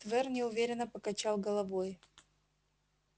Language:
Russian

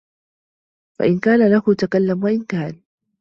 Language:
Arabic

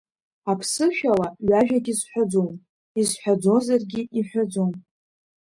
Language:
Abkhazian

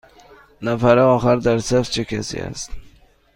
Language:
Persian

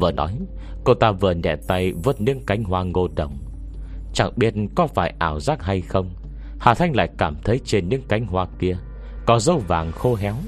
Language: Vietnamese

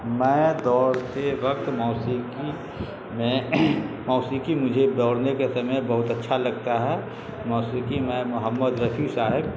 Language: Urdu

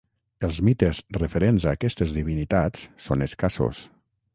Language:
Catalan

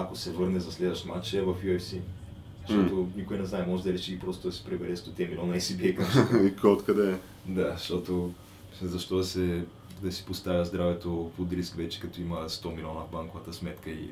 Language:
Bulgarian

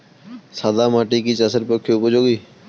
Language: Bangla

